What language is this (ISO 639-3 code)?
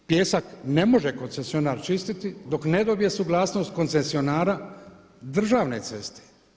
hrv